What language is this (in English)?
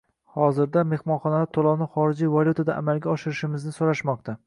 Uzbek